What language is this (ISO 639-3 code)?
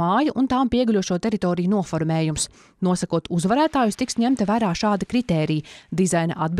lav